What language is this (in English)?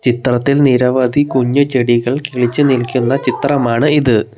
Malayalam